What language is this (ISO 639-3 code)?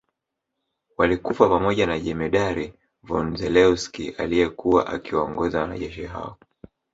swa